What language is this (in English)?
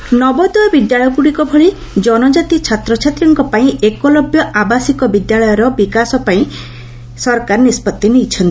Odia